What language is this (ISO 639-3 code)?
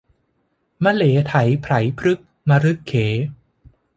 tha